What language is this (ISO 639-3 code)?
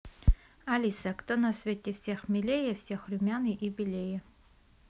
rus